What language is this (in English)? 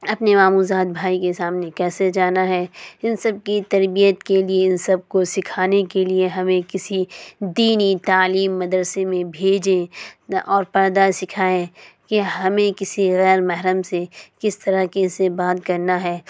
Urdu